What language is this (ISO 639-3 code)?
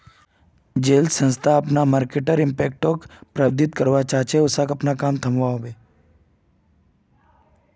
mag